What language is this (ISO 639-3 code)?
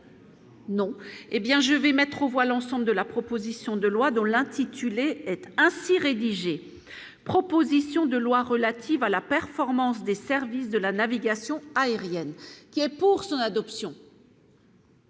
fra